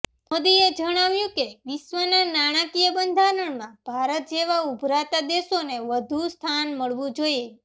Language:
Gujarati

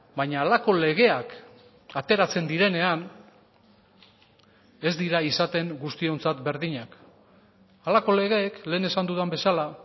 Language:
Basque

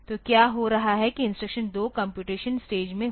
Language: Hindi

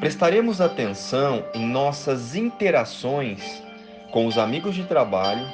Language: Portuguese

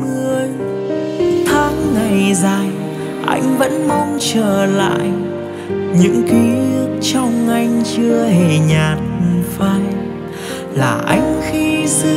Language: Vietnamese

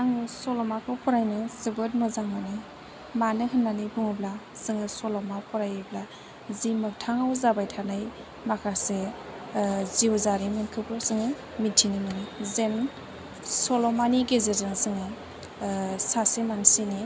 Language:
Bodo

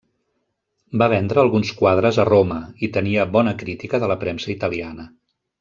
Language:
Catalan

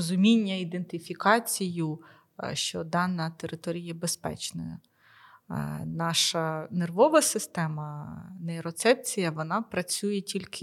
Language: Ukrainian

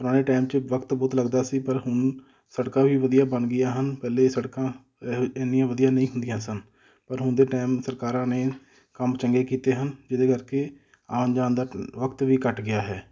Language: Punjabi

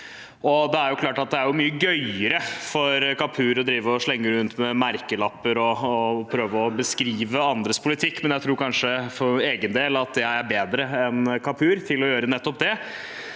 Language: Norwegian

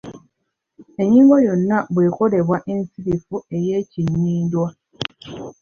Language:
Ganda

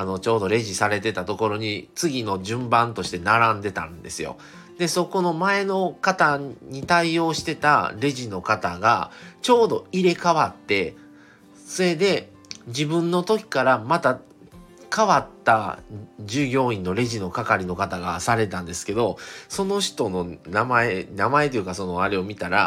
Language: Japanese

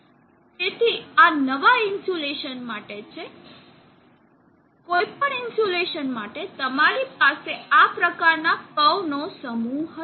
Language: Gujarati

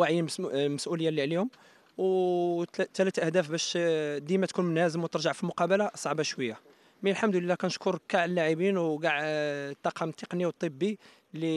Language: Arabic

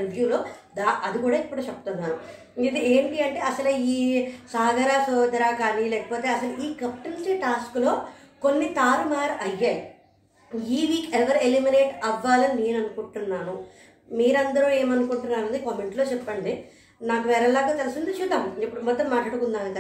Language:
Telugu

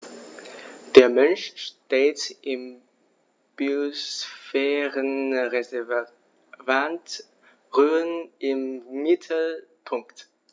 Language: German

